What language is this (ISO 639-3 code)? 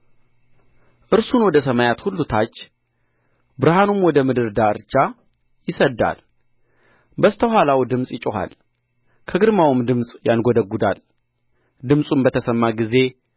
amh